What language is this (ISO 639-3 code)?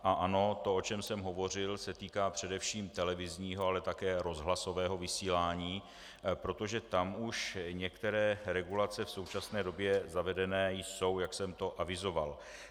ces